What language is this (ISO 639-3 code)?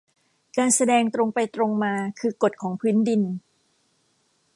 tha